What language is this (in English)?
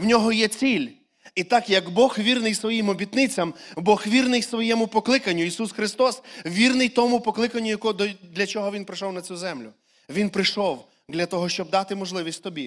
Ukrainian